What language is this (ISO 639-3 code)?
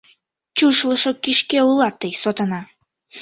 chm